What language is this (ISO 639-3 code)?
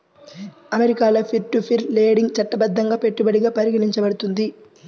tel